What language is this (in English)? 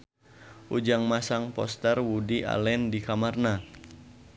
Sundanese